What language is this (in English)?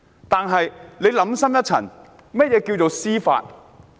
Cantonese